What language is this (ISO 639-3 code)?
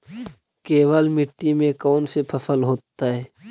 mag